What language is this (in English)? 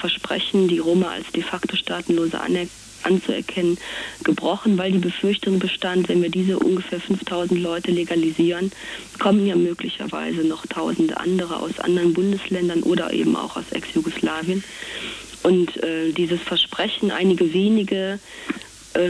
German